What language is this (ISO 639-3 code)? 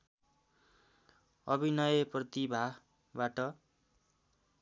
nep